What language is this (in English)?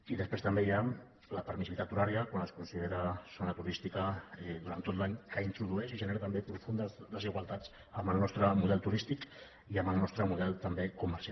Catalan